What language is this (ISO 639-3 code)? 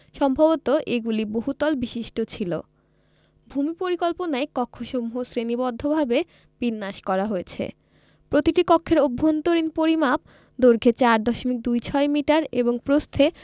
ben